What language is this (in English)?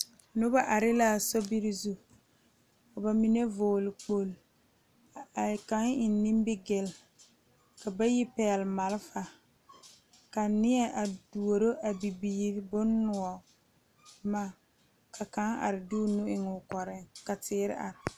Southern Dagaare